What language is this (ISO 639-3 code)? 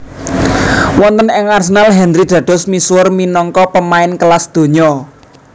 jav